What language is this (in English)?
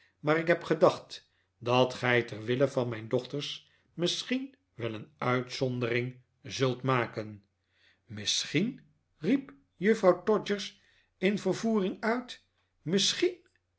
Dutch